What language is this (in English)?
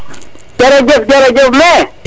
Serer